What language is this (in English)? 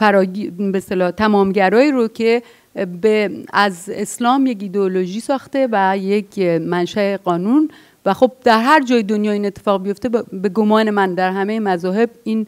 Persian